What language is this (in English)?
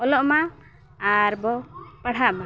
Santali